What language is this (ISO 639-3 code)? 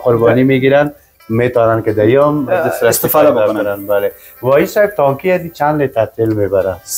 fas